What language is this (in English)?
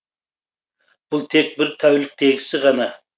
Kazakh